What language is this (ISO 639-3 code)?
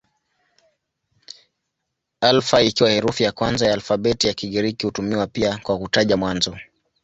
swa